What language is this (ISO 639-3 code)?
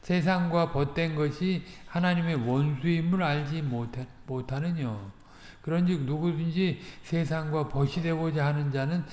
kor